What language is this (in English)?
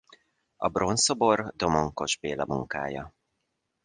Hungarian